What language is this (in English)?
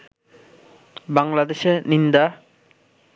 Bangla